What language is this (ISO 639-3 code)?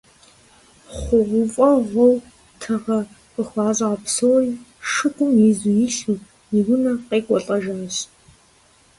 kbd